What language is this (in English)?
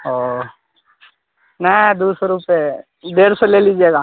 Urdu